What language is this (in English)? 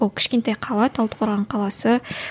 Kazakh